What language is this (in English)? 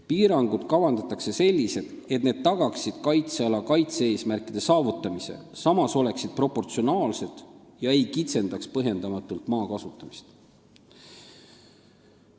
Estonian